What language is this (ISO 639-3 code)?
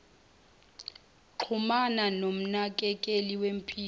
zul